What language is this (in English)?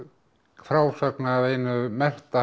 Icelandic